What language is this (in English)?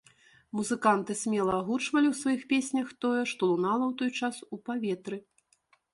Belarusian